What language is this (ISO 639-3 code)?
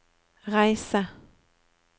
nor